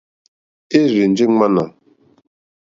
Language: Mokpwe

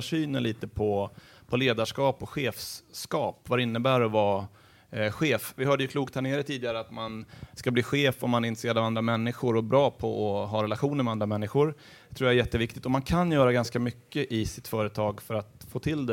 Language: Swedish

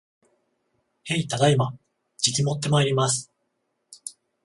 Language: Japanese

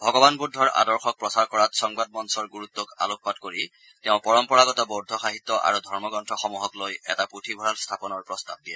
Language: Assamese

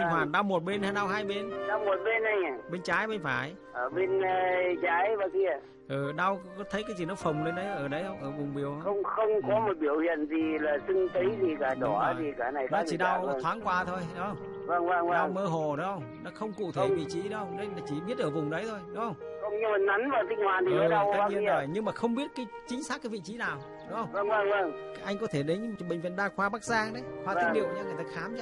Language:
Vietnamese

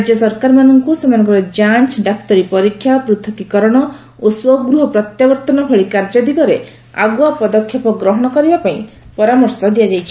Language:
Odia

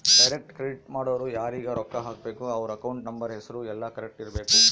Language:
Kannada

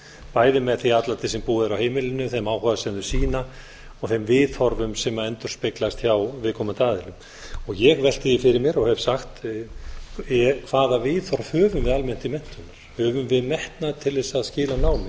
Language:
Icelandic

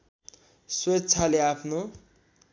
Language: Nepali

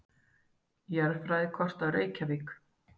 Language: Icelandic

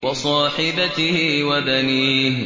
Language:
Arabic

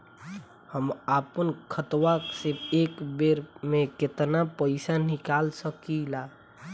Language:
Bhojpuri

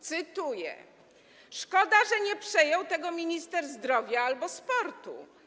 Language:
Polish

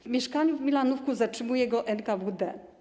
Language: Polish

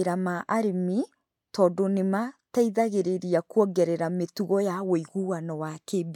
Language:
Kikuyu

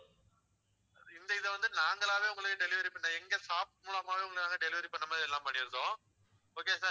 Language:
Tamil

